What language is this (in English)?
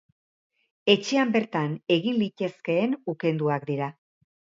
Basque